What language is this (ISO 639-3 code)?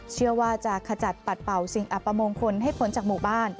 tha